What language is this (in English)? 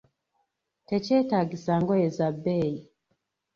Ganda